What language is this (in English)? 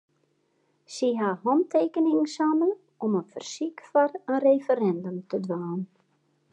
Western Frisian